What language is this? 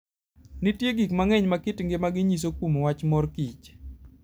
Luo (Kenya and Tanzania)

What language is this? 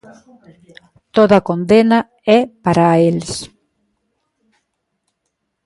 Galician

